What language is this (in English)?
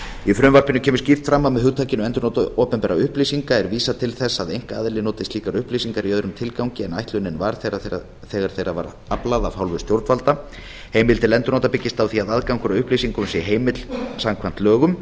Icelandic